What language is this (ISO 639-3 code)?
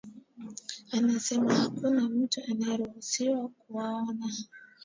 swa